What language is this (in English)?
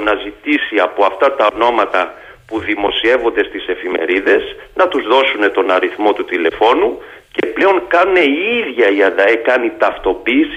Greek